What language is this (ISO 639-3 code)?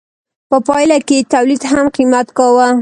pus